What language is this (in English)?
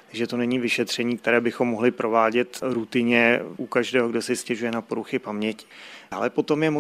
Czech